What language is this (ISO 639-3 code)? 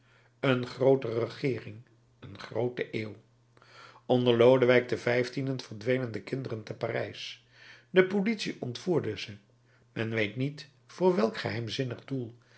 nld